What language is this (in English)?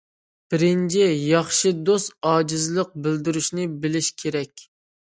Uyghur